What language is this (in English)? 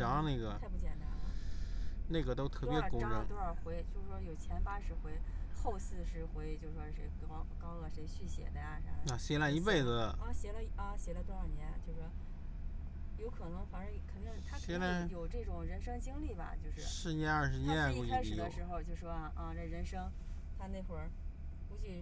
Chinese